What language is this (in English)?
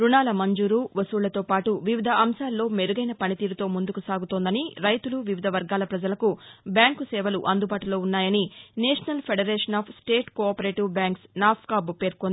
Telugu